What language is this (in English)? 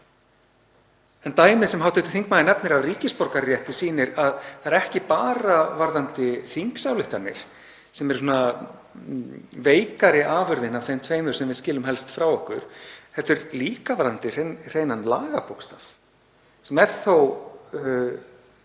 Icelandic